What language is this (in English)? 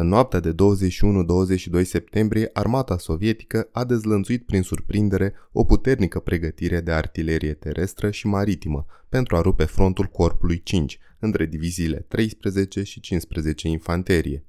Romanian